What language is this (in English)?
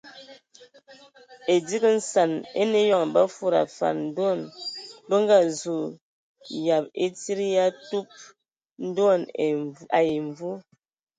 Ewondo